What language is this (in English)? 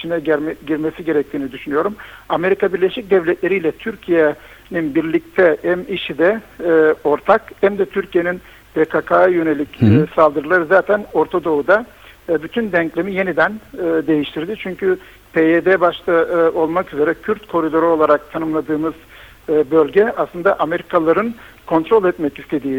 Turkish